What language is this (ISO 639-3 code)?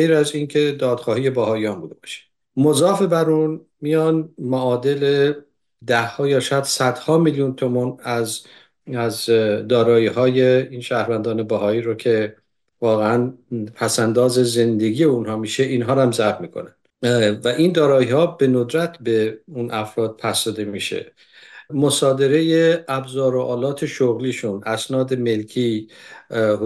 fas